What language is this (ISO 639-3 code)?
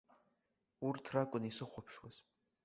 abk